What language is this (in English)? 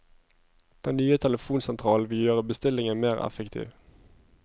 Norwegian